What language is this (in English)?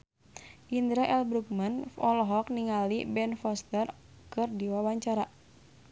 Sundanese